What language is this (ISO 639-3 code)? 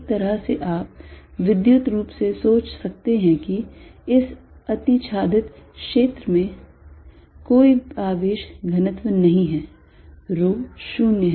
hin